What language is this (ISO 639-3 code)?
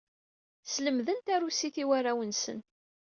kab